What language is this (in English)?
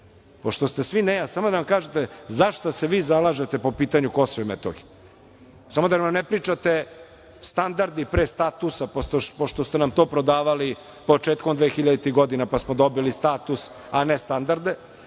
Serbian